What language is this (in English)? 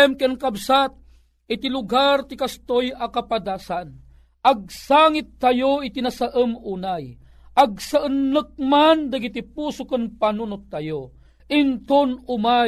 Filipino